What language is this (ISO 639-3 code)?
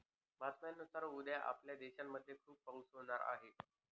mar